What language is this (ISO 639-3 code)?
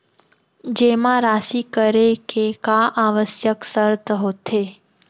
hne